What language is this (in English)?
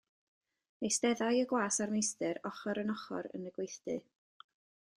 Welsh